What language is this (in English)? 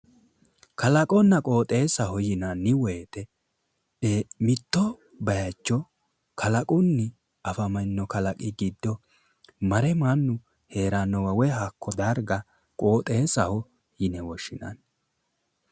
Sidamo